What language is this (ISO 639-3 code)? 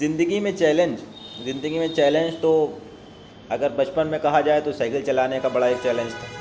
urd